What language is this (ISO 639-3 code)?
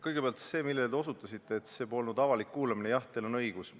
est